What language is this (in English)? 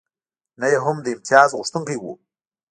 Pashto